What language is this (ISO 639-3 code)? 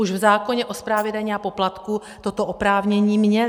ces